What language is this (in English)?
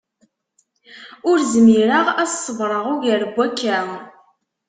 Kabyle